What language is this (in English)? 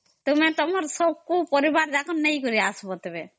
Odia